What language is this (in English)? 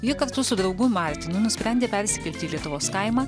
Lithuanian